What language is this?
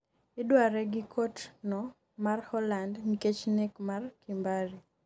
Luo (Kenya and Tanzania)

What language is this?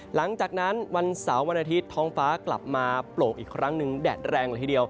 Thai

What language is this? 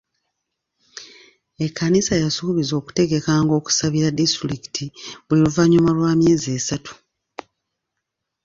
Ganda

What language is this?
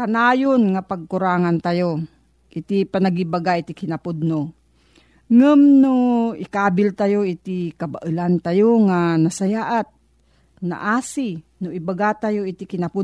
Filipino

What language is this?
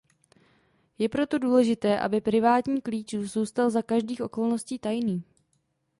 Czech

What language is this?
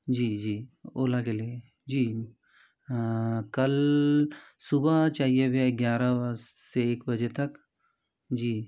Hindi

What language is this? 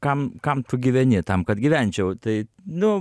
Lithuanian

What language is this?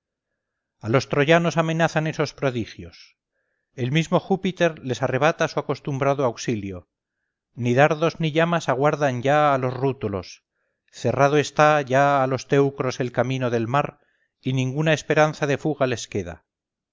Spanish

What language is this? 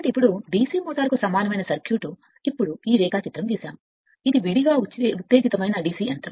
Telugu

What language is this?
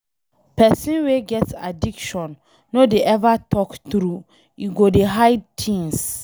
Nigerian Pidgin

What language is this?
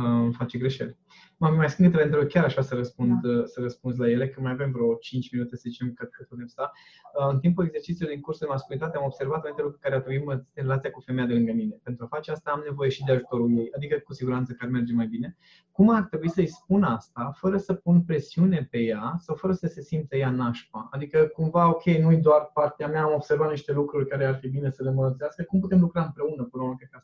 Romanian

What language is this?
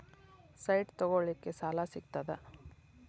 Kannada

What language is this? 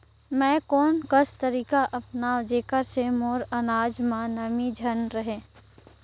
Chhattisgarhi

